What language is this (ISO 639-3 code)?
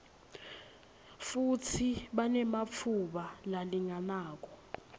ssw